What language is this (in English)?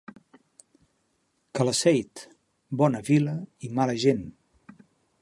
Catalan